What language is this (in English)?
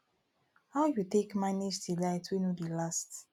Nigerian Pidgin